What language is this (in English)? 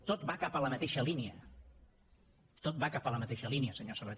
Catalan